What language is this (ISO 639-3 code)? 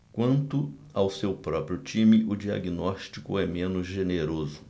por